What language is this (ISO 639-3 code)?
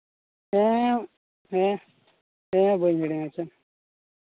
sat